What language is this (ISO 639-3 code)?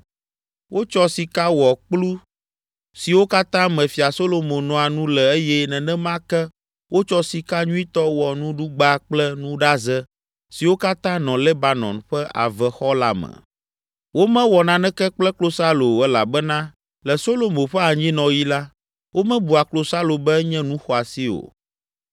ewe